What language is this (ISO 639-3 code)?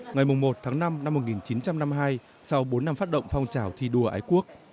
vie